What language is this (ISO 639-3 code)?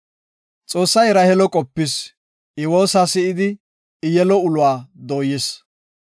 gof